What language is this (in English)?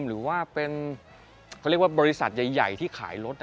Thai